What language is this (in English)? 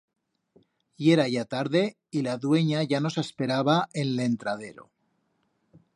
Aragonese